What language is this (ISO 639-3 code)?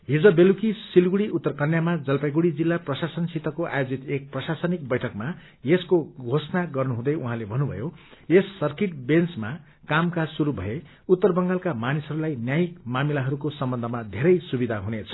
nep